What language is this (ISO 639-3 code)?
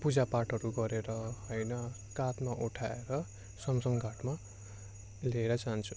nep